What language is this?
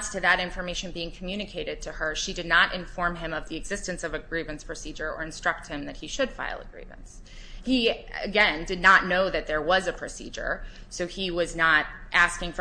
English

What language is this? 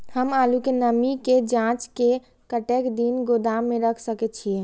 Maithili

